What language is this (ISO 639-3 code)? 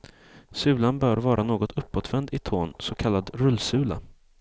swe